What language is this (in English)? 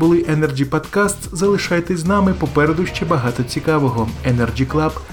Ukrainian